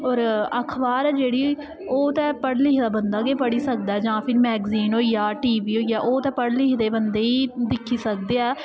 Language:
Dogri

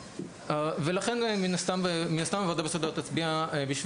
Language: Hebrew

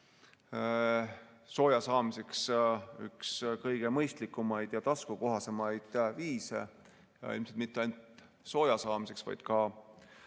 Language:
Estonian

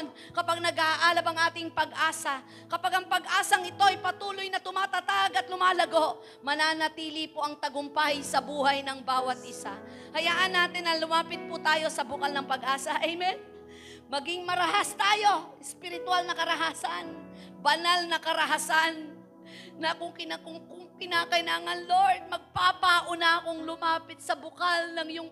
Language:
Filipino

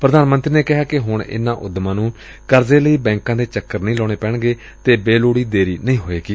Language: Punjabi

